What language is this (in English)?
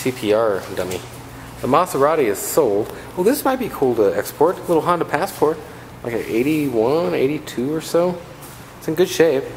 English